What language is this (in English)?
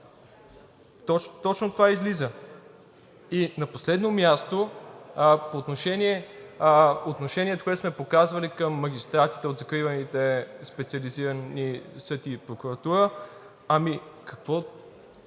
Bulgarian